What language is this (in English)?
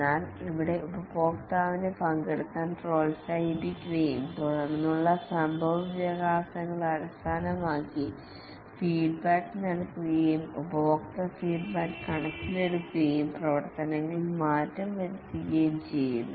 Malayalam